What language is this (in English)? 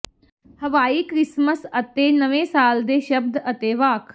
Punjabi